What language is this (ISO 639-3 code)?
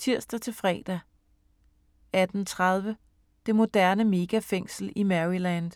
dan